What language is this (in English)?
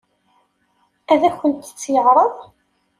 Kabyle